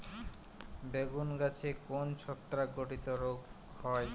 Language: Bangla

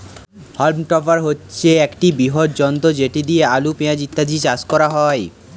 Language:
Bangla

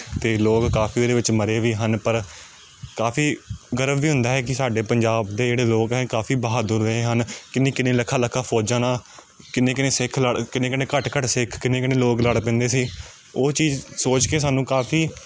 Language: Punjabi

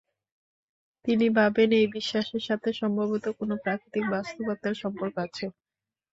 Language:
Bangla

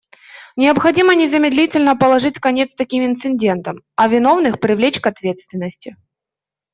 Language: Russian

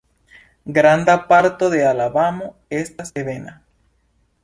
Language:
Esperanto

